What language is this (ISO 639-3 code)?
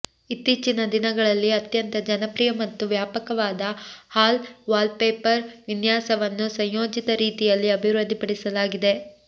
kan